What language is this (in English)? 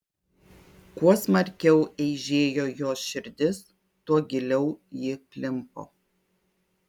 Lithuanian